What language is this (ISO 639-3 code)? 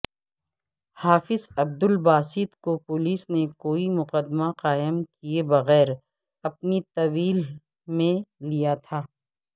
urd